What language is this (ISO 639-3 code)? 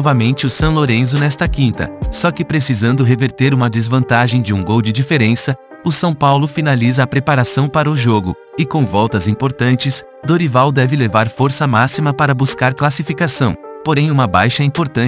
por